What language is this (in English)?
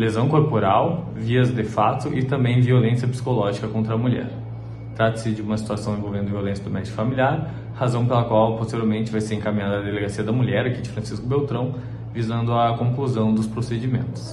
Portuguese